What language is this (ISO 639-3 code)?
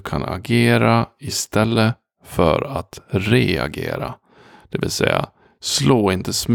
swe